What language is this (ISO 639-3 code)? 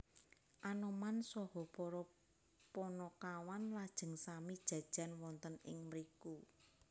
jav